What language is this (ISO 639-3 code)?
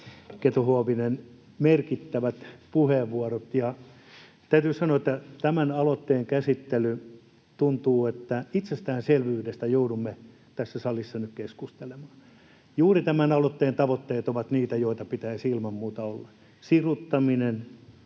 fin